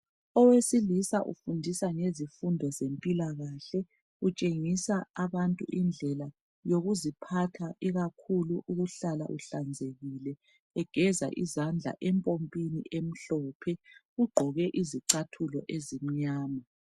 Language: North Ndebele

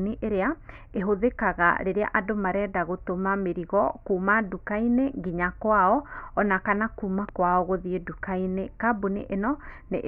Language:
Kikuyu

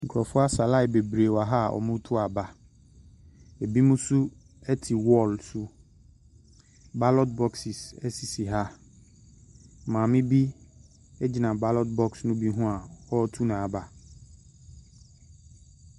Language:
Akan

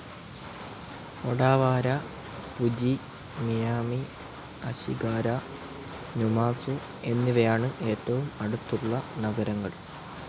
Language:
Malayalam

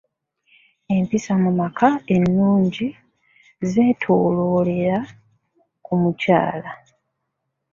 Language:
Ganda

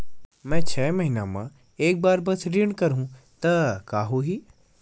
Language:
Chhattisgarhi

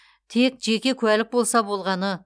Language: Kazakh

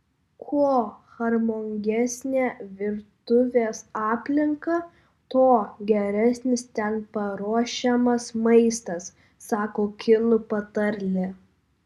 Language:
Lithuanian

